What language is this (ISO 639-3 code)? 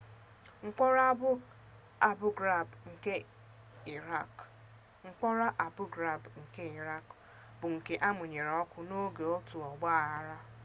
ibo